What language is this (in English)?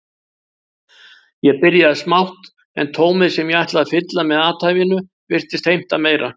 Icelandic